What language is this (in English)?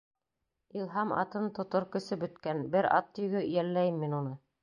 Bashkir